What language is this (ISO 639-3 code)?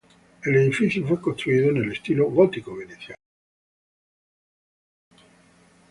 spa